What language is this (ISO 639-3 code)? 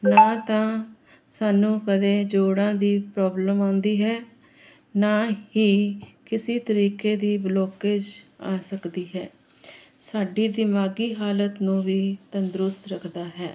pan